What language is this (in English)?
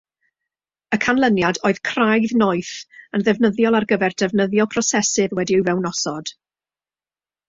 Welsh